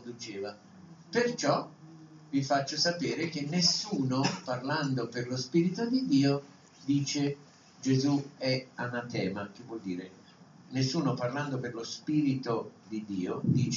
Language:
Italian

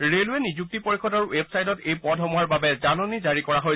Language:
Assamese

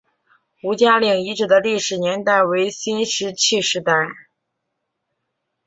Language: Chinese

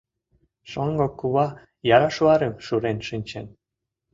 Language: Mari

